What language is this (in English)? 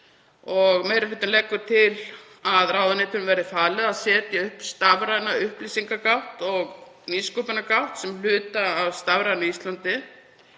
Icelandic